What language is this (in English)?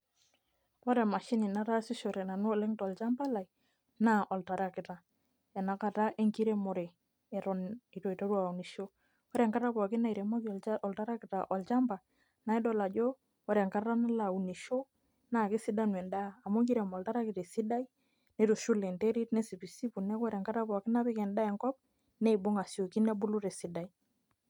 Masai